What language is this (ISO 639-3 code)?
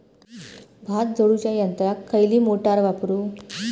mar